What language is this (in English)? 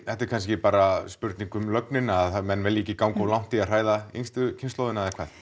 Icelandic